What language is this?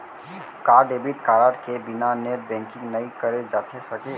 Chhattisgarhi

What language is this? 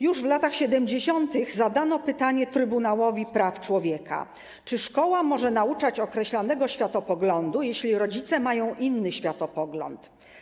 Polish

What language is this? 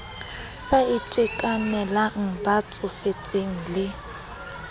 Southern Sotho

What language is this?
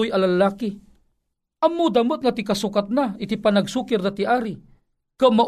Filipino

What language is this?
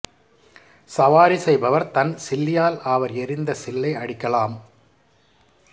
Tamil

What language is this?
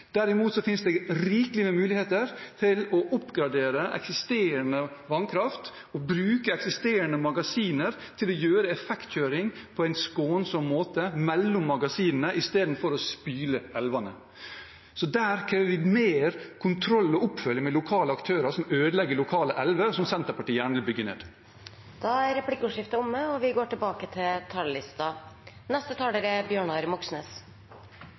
Norwegian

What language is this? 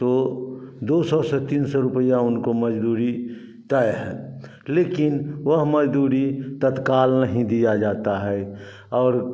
Hindi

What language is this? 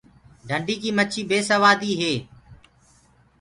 Gurgula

